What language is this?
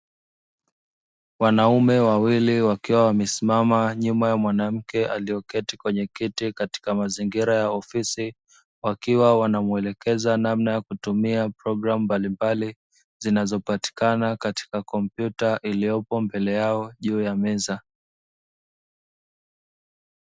Swahili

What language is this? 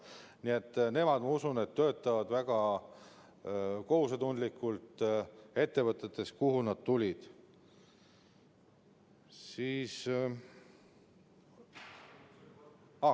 Estonian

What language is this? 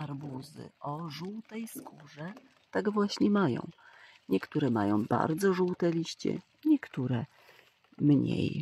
Polish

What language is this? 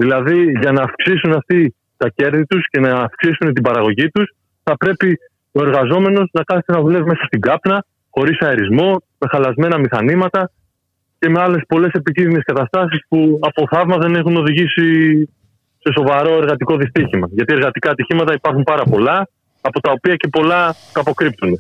Greek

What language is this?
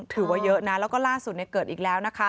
Thai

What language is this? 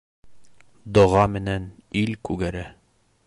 Bashkir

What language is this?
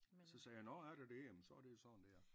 Danish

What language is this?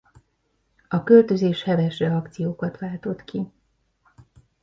Hungarian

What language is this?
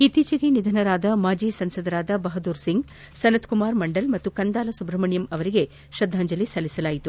Kannada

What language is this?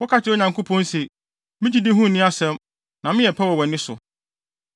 Akan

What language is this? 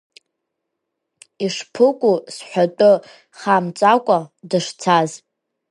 Abkhazian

